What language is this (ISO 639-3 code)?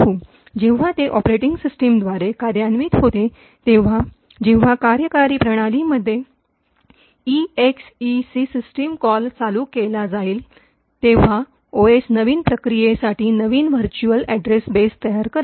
mar